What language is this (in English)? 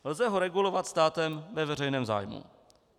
Czech